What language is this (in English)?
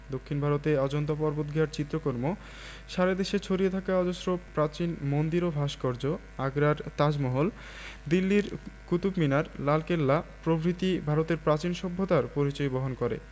Bangla